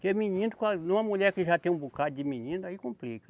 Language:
Portuguese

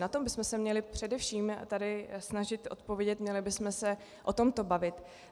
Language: Czech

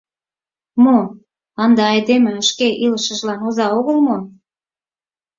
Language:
Mari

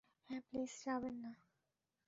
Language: Bangla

